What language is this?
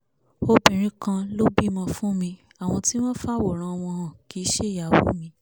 Yoruba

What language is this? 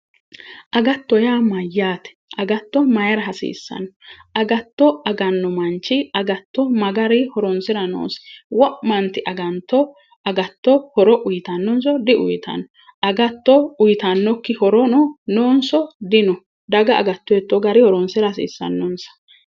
Sidamo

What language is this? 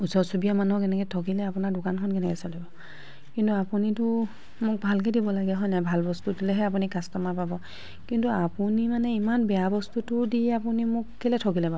Assamese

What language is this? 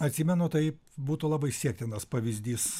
Lithuanian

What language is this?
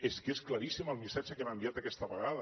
Catalan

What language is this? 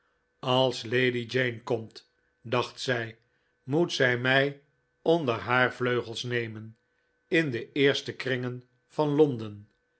Dutch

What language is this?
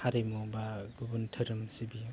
Bodo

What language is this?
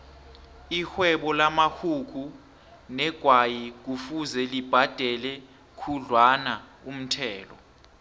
South Ndebele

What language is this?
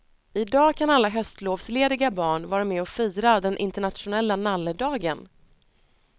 Swedish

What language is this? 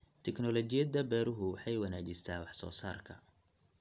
Somali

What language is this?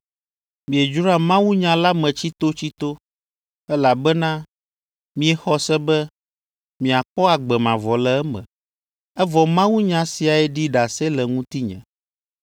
Ewe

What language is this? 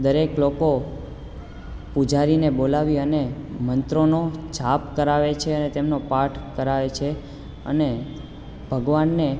Gujarati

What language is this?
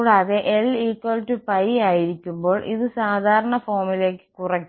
Malayalam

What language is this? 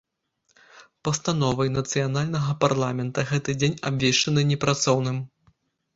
Belarusian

